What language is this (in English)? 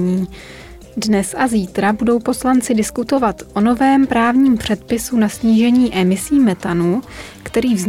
Czech